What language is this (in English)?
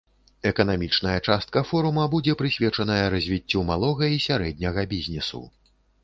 Belarusian